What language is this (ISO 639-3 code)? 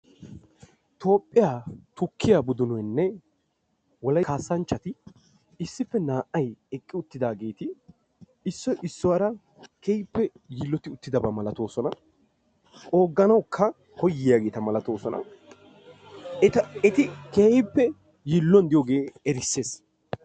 wal